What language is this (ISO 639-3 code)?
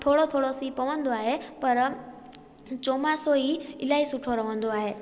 snd